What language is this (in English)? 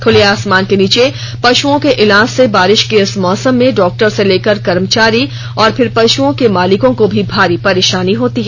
Hindi